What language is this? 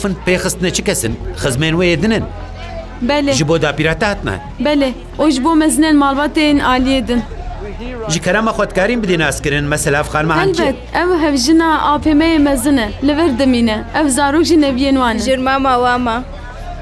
Arabic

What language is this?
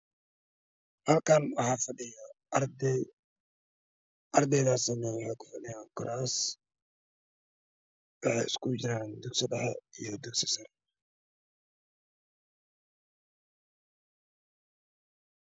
Somali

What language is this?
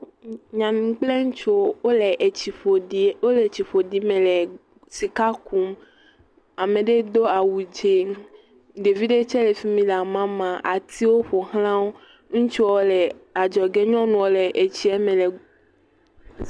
Ewe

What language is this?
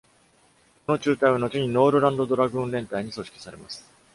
Japanese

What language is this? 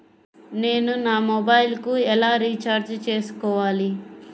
Telugu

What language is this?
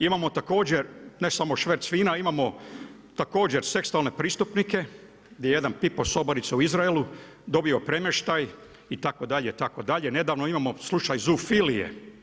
Croatian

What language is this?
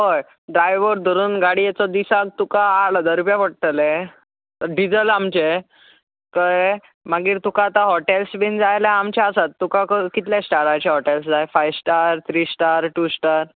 Konkani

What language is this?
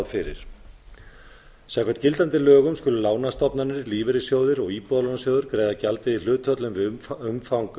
Icelandic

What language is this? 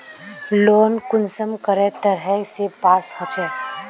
Magahi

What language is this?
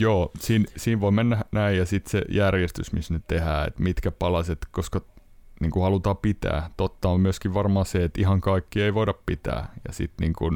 Finnish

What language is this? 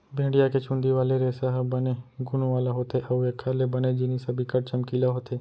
Chhattisgarhi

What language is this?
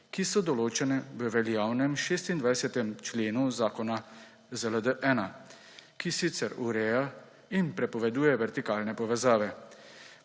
Slovenian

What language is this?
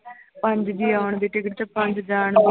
Punjabi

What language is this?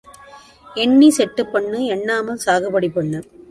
Tamil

